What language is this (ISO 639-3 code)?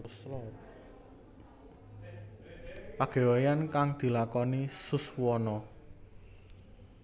jav